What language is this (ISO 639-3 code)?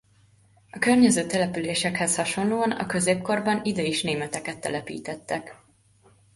hun